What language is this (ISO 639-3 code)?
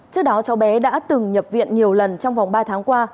vie